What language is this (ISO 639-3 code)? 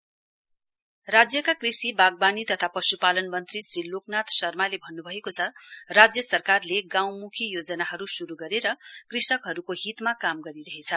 nep